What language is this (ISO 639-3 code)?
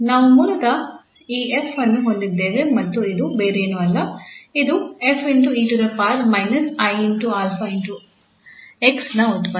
kan